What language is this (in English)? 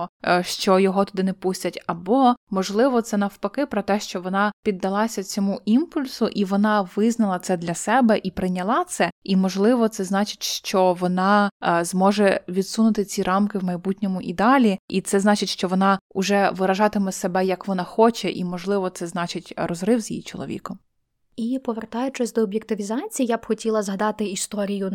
Ukrainian